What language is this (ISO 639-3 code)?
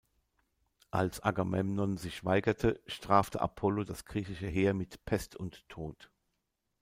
deu